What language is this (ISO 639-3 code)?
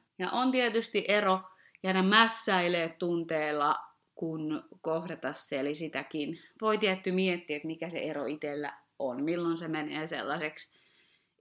fin